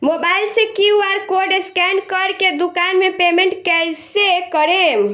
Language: Bhojpuri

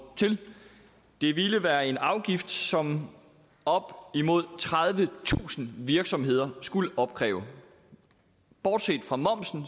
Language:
Danish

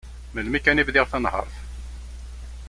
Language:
Kabyle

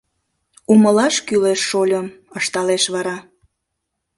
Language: Mari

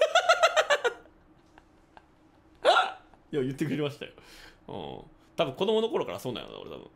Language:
Japanese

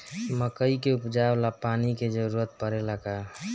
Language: Bhojpuri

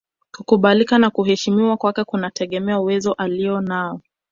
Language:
Swahili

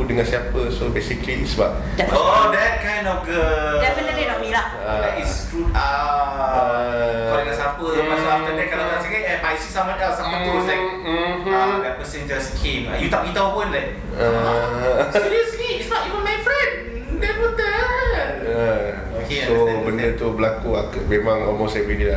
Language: Malay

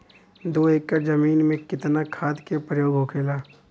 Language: Bhojpuri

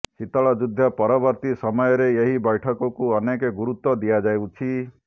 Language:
Odia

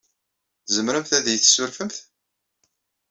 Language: Kabyle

